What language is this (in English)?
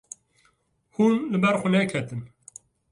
Kurdish